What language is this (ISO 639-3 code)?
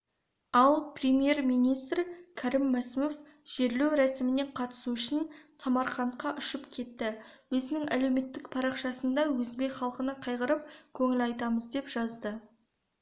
kaz